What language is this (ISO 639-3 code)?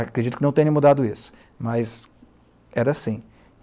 por